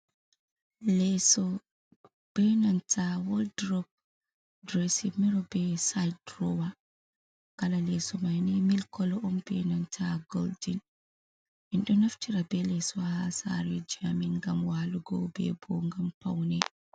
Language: Fula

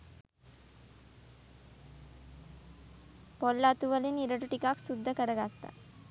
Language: Sinhala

